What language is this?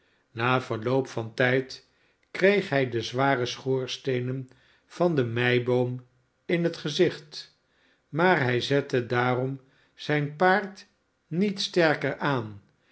Dutch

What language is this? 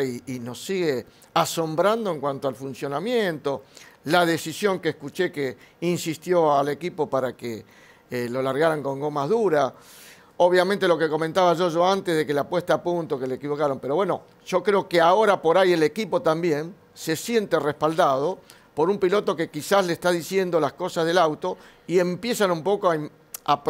Spanish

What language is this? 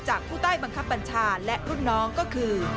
Thai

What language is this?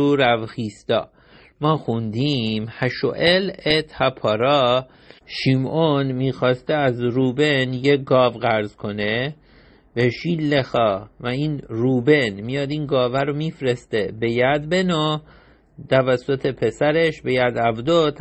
Persian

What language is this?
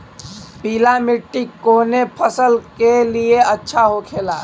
Bhojpuri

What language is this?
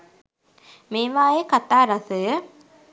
Sinhala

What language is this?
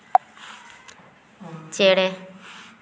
Santali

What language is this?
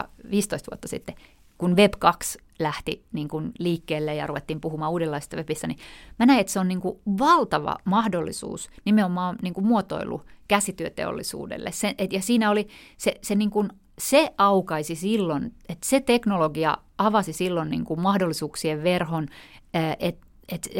Finnish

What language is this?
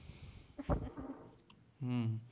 Gujarati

